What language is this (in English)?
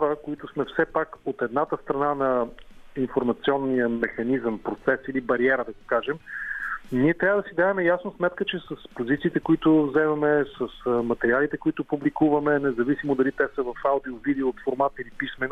Bulgarian